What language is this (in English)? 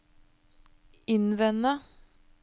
Norwegian